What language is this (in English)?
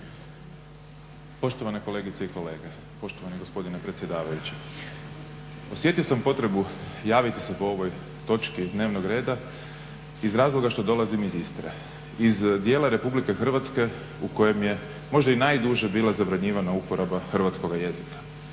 Croatian